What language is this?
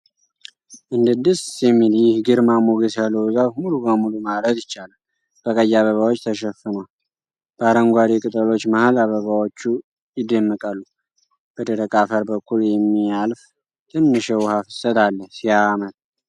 Amharic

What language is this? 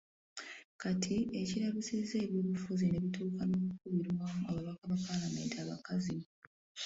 Ganda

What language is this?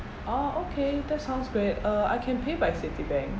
English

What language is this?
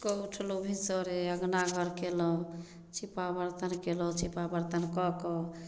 Maithili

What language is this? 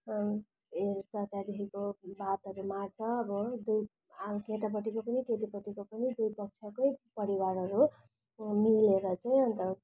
Nepali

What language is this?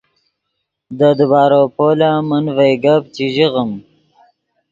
Yidgha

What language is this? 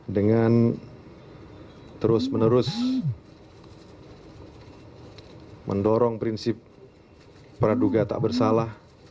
Indonesian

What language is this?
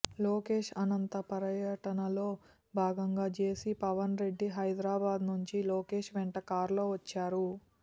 Telugu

